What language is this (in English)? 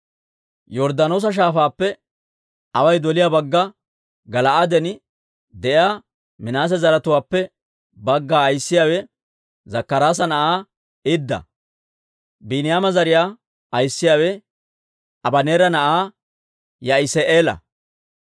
Dawro